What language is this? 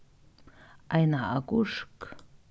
Faroese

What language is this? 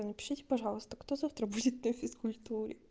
Russian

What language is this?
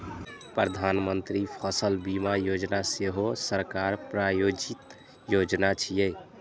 Maithili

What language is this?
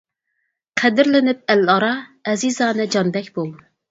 Uyghur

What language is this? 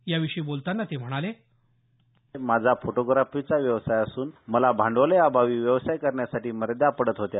Marathi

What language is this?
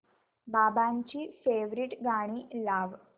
Marathi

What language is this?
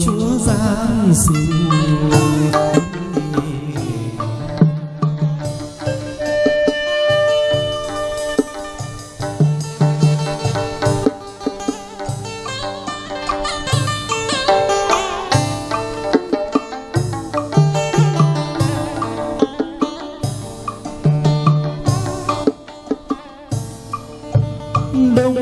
Vietnamese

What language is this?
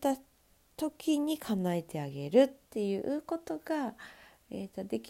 Japanese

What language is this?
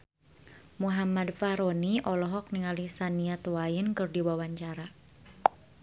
Sundanese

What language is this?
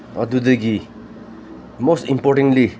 Manipuri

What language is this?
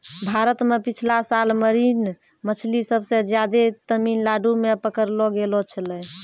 Maithili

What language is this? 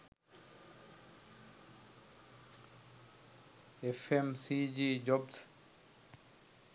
Sinhala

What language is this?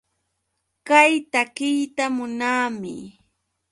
Yauyos Quechua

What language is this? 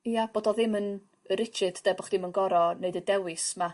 Welsh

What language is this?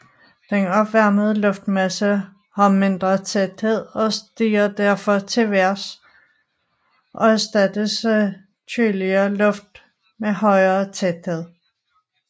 Danish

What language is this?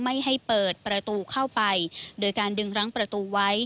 Thai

